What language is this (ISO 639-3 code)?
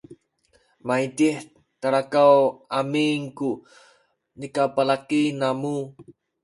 szy